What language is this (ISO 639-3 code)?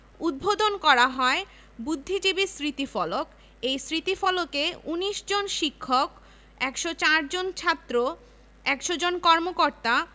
ben